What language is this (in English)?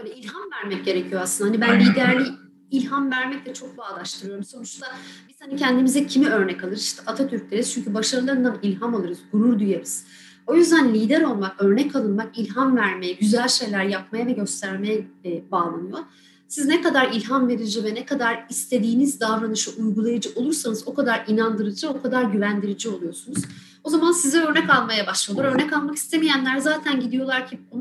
Turkish